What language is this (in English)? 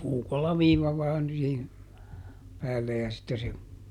Finnish